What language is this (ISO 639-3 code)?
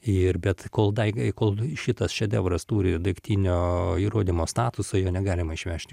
lit